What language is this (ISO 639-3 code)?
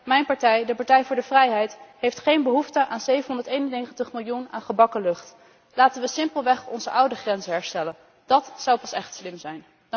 nld